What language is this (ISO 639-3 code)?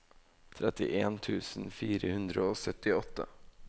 nor